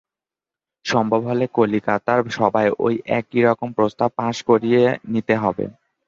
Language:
Bangla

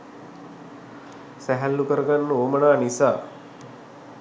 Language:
Sinhala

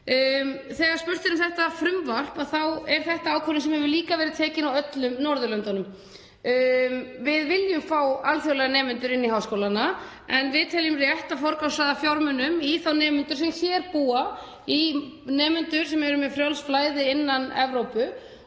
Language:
Icelandic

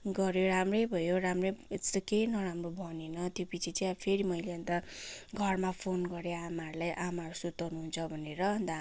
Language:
Nepali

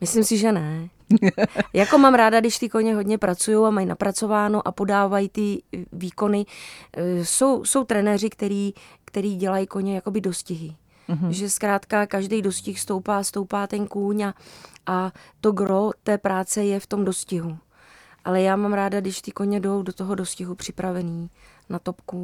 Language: Czech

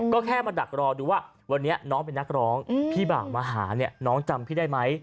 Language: Thai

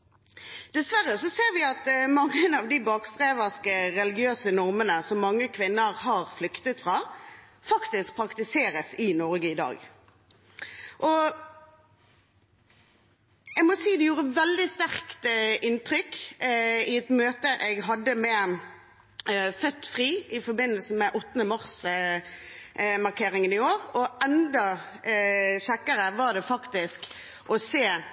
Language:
Norwegian Bokmål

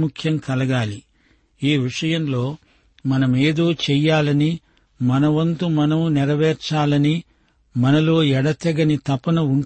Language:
Telugu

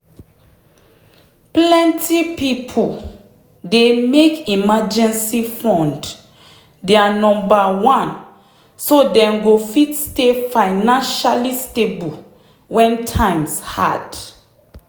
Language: Nigerian Pidgin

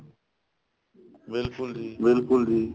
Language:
Punjabi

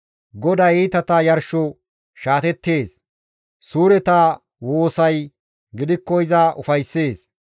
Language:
Gamo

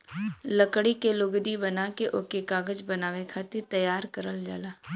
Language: Bhojpuri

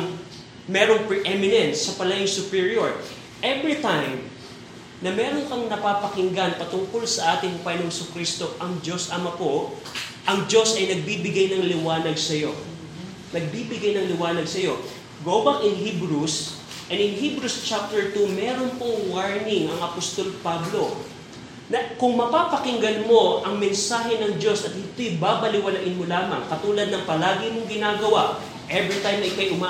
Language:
Filipino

